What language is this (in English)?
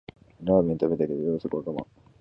Japanese